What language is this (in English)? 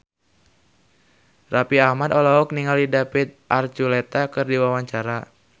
Sundanese